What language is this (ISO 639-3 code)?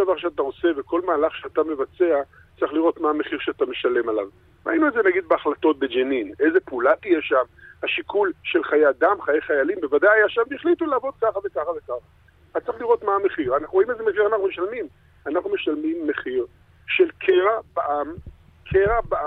heb